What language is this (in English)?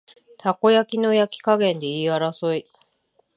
Japanese